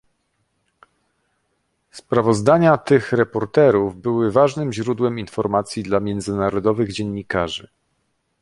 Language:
Polish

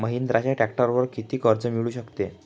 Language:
Marathi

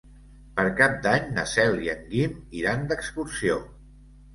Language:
Catalan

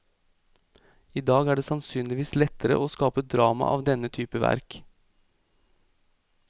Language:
Norwegian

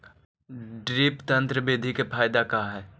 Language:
Magahi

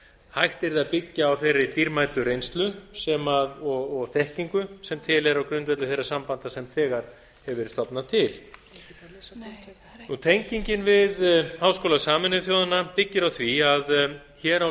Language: Icelandic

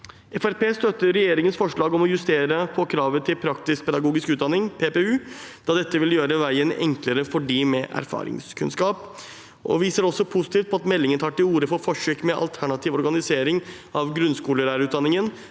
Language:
Norwegian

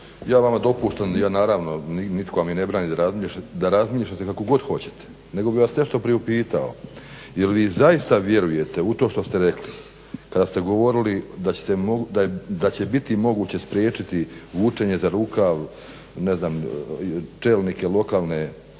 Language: Croatian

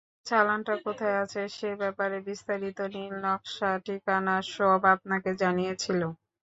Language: Bangla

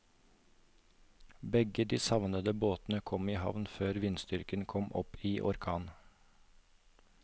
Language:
Norwegian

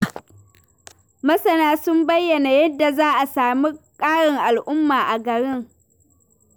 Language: Hausa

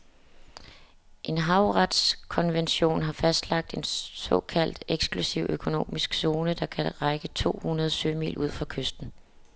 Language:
Danish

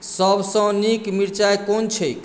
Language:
Maithili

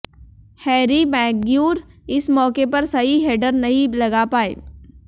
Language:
Hindi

